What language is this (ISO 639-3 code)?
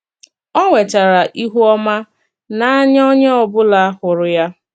ibo